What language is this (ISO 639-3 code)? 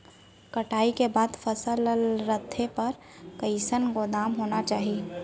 hne